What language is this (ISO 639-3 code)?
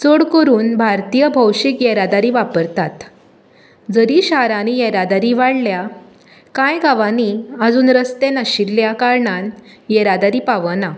kok